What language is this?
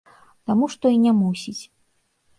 Belarusian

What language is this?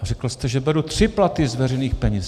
Czech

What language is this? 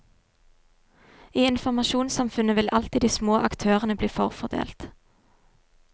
Norwegian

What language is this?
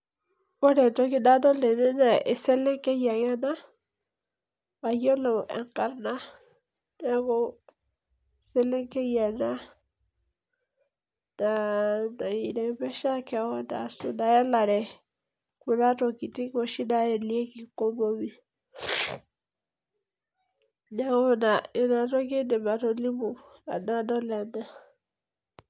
Masai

